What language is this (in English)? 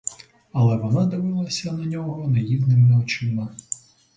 Ukrainian